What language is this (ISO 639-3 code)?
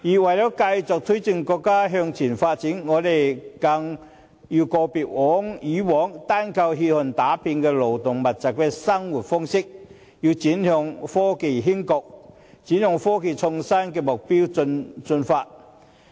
yue